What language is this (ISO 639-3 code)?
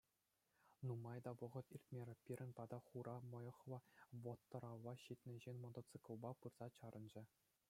chv